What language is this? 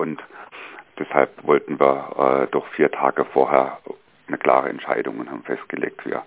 German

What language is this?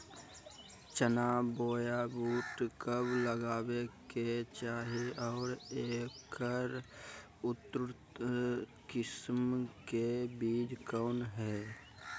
Magahi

